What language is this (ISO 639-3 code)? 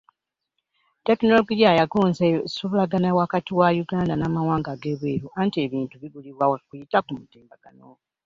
lug